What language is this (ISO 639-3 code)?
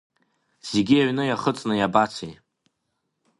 abk